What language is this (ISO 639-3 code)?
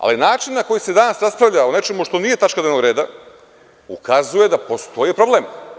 srp